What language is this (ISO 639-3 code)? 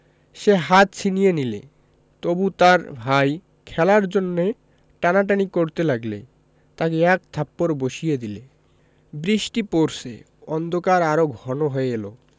ben